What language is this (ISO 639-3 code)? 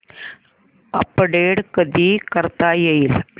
mar